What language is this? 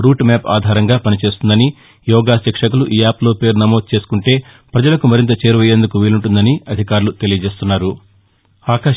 Telugu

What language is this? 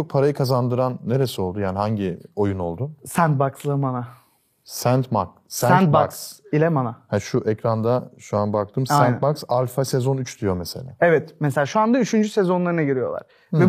Turkish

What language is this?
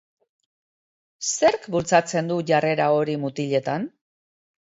Basque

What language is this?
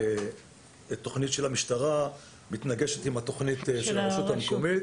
Hebrew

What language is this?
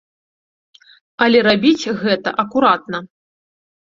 Belarusian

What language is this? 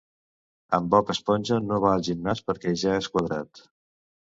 Catalan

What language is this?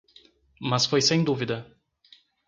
Portuguese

